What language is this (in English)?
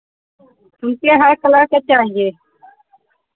Hindi